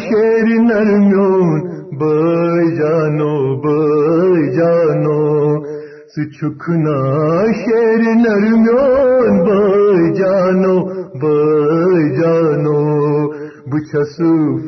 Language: Urdu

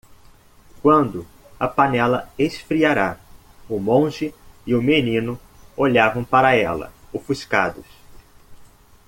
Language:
Portuguese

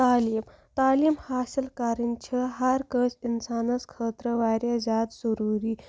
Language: Kashmiri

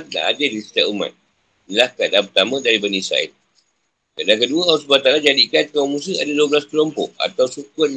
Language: Malay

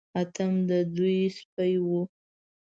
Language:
Pashto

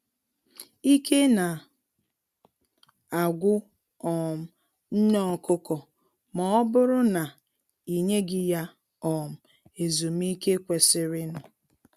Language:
Igbo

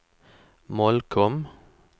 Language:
Swedish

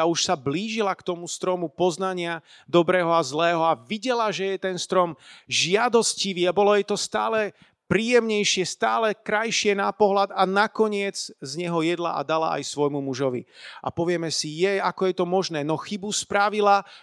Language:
Slovak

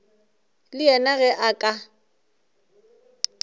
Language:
Northern Sotho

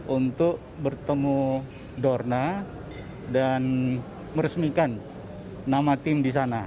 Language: Indonesian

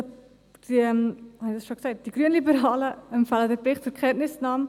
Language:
Swiss German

